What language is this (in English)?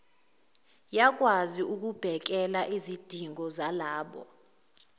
Zulu